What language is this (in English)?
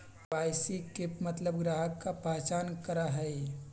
Magahi